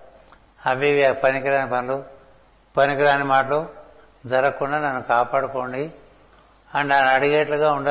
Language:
Telugu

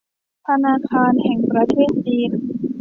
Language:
Thai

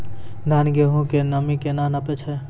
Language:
Maithili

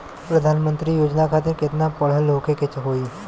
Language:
Bhojpuri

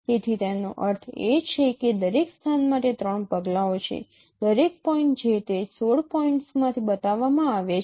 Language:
Gujarati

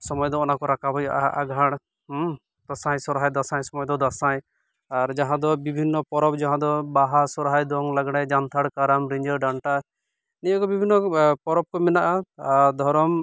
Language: Santali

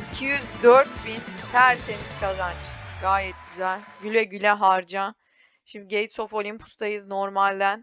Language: Turkish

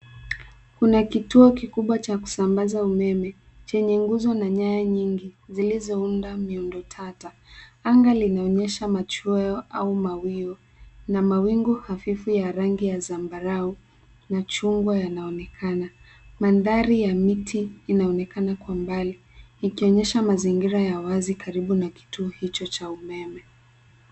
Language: Swahili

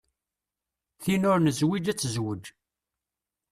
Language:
Kabyle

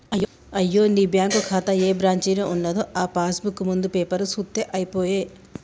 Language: Telugu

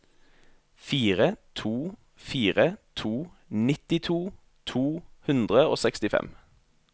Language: Norwegian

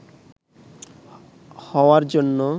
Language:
Bangla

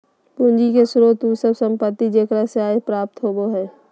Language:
Magahi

